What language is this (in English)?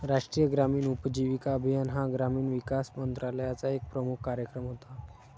Marathi